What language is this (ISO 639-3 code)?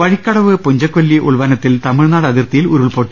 mal